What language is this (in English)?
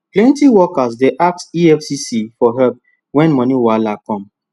Nigerian Pidgin